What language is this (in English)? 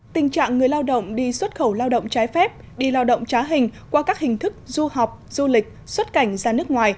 Vietnamese